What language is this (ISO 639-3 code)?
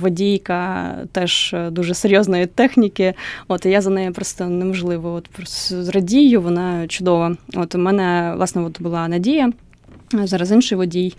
ukr